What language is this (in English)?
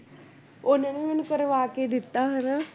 Punjabi